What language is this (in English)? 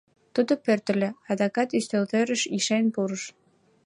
Mari